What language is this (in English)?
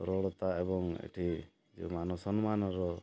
Odia